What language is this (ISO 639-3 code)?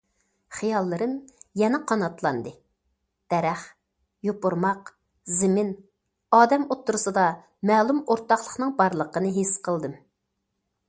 uig